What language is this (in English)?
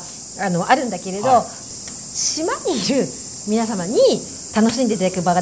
Japanese